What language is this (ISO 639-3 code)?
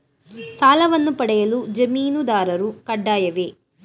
kan